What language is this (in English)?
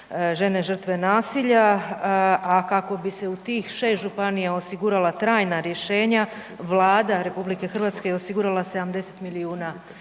Croatian